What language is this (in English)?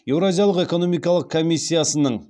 Kazakh